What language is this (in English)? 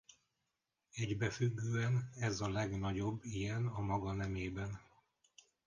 Hungarian